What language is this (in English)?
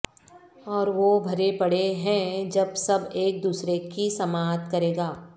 Urdu